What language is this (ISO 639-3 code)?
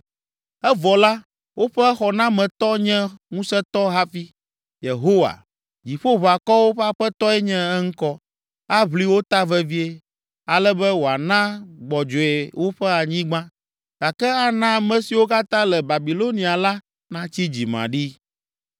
ewe